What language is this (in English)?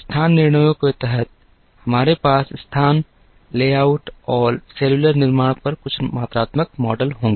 Hindi